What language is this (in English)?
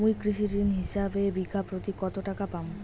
Bangla